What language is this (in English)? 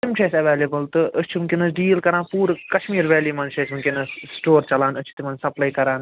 Kashmiri